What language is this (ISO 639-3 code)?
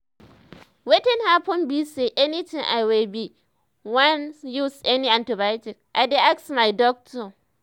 pcm